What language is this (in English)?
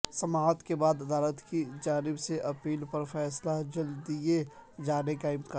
Urdu